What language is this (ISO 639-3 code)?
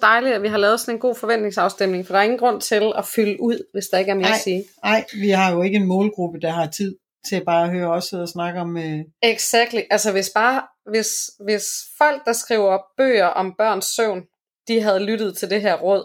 dan